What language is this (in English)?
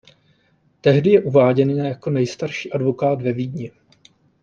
Czech